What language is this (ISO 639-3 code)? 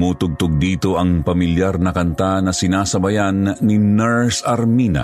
fil